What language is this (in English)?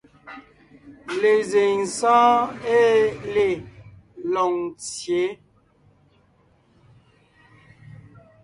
Ngiemboon